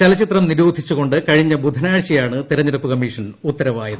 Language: Malayalam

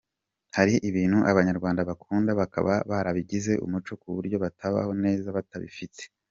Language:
Kinyarwanda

